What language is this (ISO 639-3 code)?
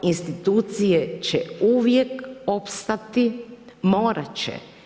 hrv